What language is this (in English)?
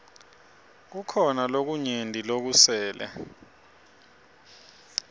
Swati